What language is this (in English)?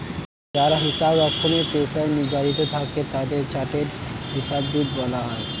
Bangla